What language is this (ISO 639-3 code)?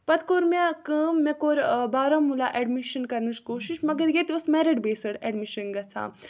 kas